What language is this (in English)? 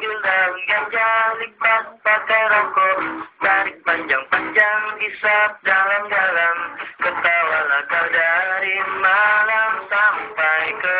Indonesian